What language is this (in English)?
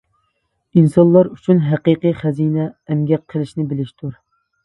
Uyghur